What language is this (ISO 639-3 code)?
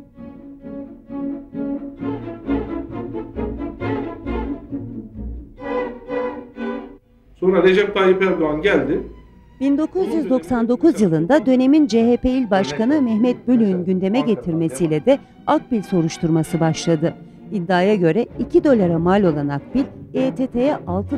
tur